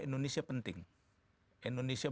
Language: Indonesian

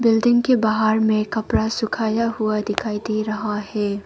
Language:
Hindi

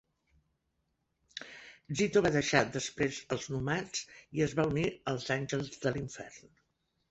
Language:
Catalan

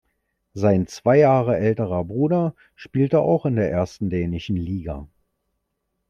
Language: German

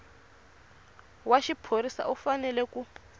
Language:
Tsonga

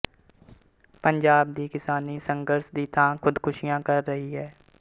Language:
Punjabi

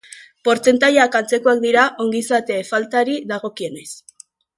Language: Basque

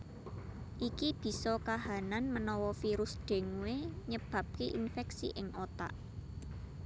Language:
Javanese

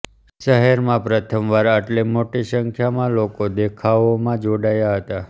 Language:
Gujarati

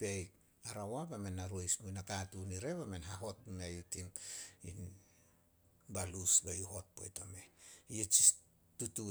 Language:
Solos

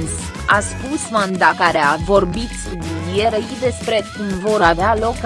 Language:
Romanian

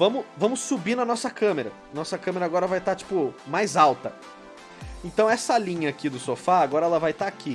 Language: Portuguese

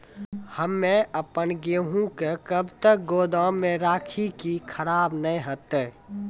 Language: Maithili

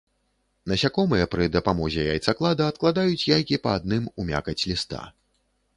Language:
Belarusian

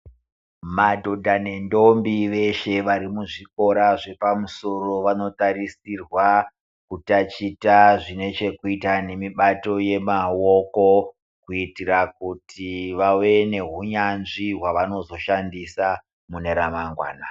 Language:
Ndau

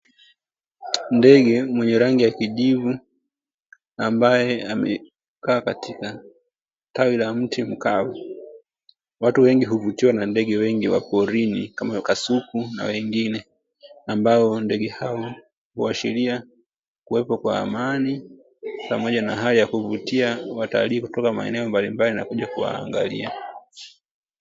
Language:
Swahili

